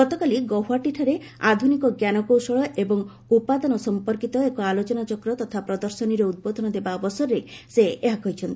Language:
Odia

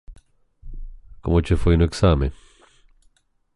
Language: Galician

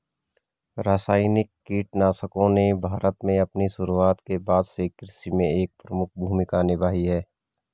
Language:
Hindi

